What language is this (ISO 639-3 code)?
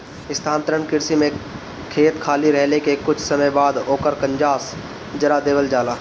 bho